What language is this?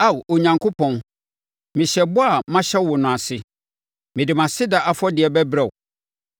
Akan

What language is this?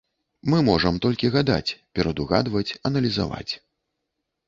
Belarusian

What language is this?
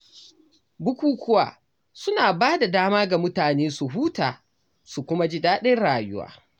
Hausa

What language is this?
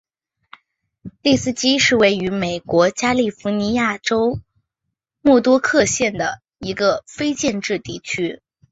Chinese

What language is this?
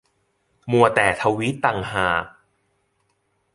Thai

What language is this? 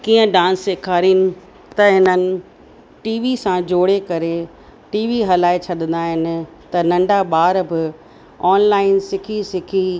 Sindhi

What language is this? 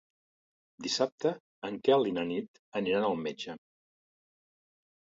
Catalan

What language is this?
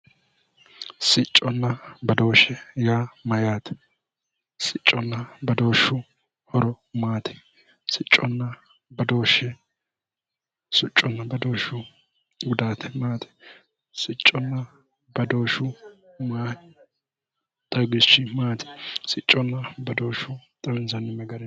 Sidamo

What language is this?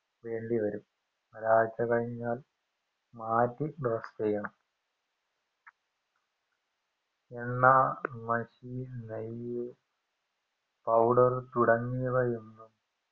Malayalam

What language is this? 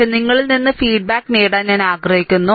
Malayalam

